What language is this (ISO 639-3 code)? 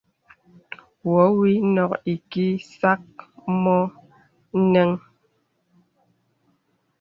beb